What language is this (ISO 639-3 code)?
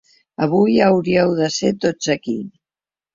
cat